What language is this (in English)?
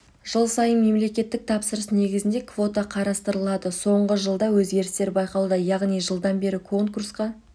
Kazakh